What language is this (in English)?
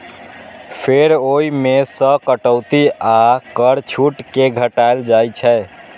Maithili